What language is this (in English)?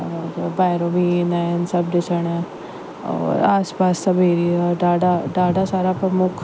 Sindhi